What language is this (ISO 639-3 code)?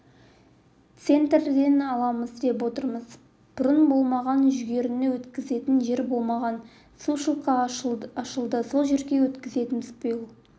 kaz